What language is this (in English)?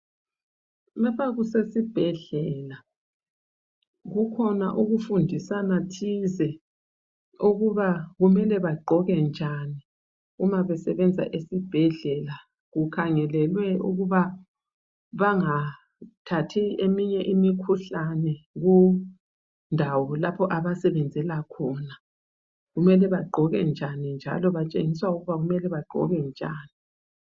North Ndebele